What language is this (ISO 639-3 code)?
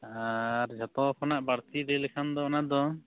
sat